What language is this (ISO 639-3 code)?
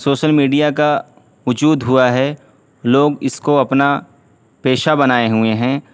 urd